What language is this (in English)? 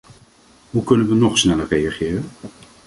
Dutch